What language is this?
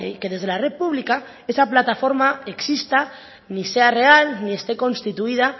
Spanish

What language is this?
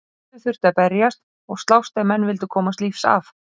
Icelandic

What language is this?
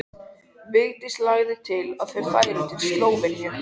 Icelandic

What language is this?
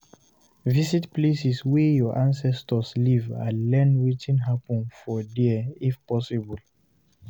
Nigerian Pidgin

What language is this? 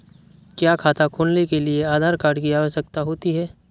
Hindi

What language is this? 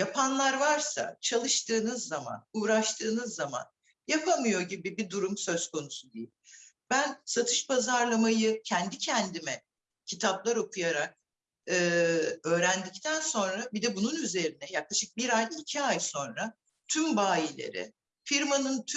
Turkish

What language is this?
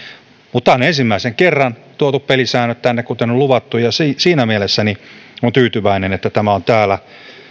Finnish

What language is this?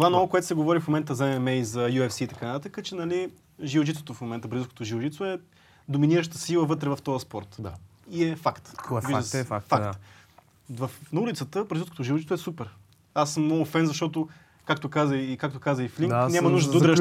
Bulgarian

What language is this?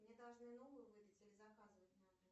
Russian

